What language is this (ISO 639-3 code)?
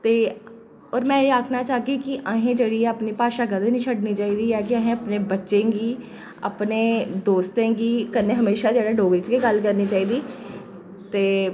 doi